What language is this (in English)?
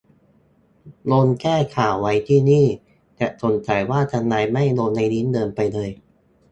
Thai